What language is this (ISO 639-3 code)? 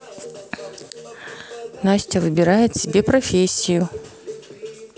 rus